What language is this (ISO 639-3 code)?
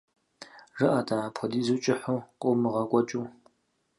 kbd